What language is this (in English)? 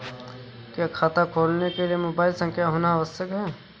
Hindi